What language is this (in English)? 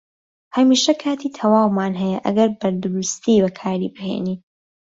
Central Kurdish